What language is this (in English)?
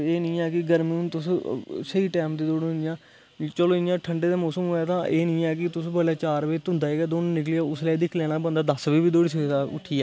Dogri